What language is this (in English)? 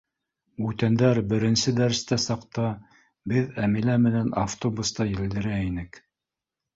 Bashkir